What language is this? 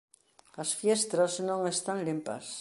Galician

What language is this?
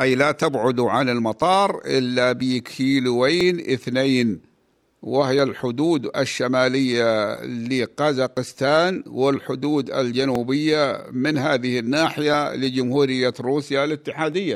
Arabic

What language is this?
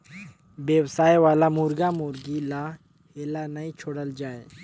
Chhattisgarhi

